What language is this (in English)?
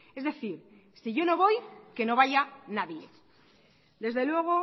Spanish